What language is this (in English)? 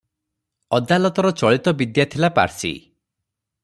Odia